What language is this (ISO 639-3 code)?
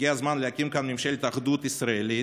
heb